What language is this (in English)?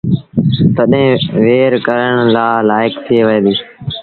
Sindhi Bhil